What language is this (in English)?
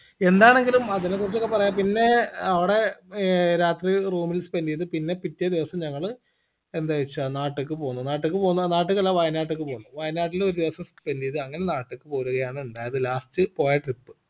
Malayalam